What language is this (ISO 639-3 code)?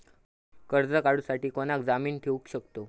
mar